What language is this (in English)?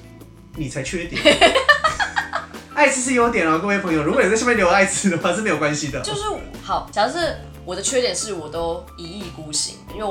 Chinese